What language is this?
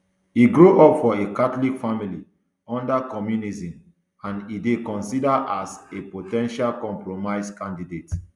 Nigerian Pidgin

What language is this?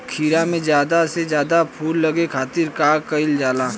Bhojpuri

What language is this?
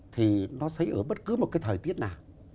Vietnamese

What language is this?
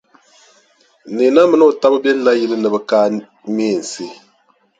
Dagbani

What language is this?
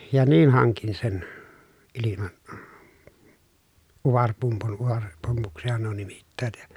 Finnish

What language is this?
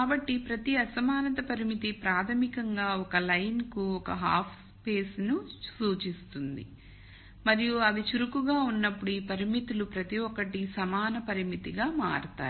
Telugu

